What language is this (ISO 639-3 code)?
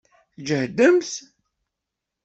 kab